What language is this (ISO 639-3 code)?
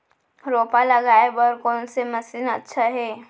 hne